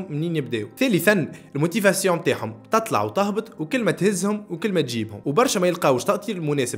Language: Arabic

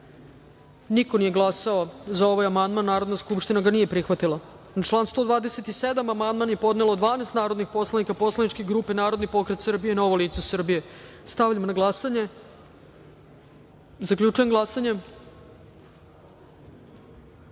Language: Serbian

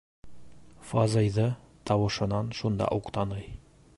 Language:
Bashkir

